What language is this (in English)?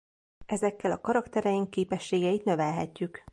Hungarian